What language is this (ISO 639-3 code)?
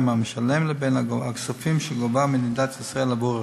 heb